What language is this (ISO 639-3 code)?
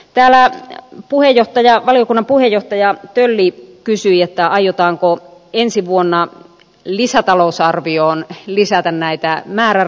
fin